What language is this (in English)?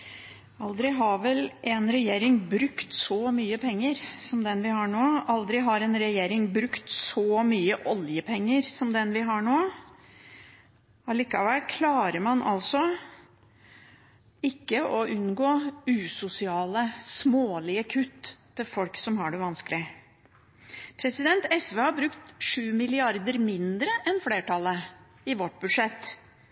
Norwegian Bokmål